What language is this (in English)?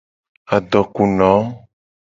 Gen